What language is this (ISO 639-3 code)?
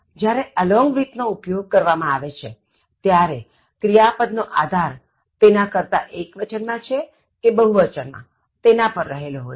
guj